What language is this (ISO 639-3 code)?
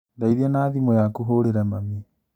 kik